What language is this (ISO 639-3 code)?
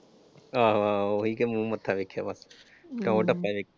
pan